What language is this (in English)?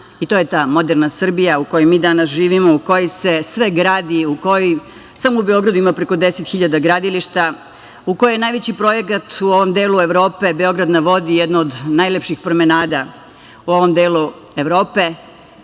Serbian